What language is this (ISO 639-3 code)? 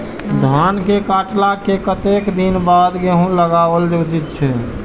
mai